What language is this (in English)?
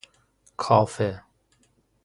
Persian